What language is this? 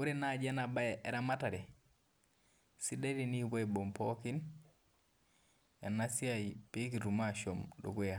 Masai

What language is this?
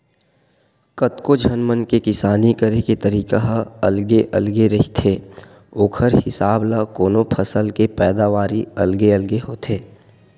Chhattisgarhi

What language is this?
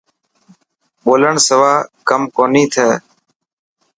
Dhatki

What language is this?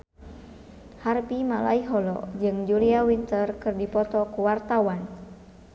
Sundanese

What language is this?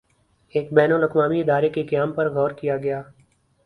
Urdu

